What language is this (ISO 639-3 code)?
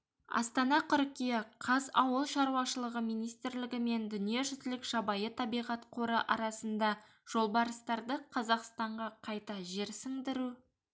kaz